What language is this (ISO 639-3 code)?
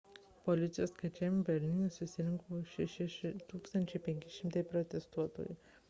lit